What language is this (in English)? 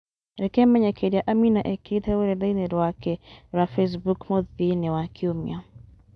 Kikuyu